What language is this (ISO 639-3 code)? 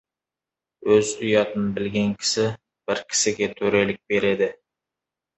kaz